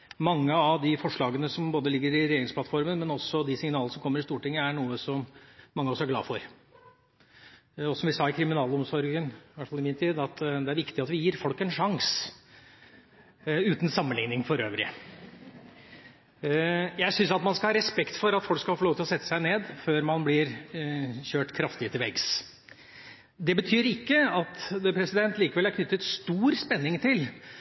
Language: Norwegian Bokmål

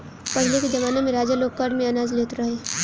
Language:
Bhojpuri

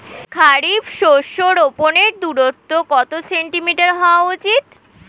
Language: Bangla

